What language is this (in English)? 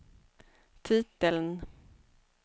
Swedish